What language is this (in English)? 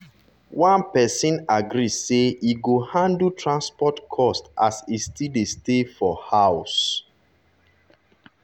Nigerian Pidgin